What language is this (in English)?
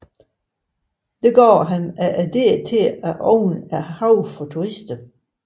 Danish